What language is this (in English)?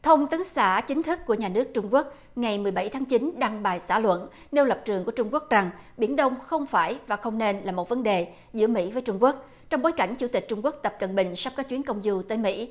Vietnamese